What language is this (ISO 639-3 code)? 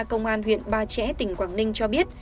vie